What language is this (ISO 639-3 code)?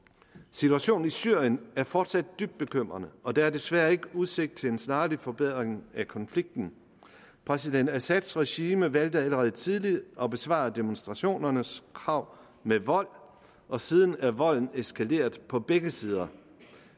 dan